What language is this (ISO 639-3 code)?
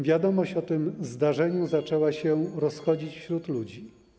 pol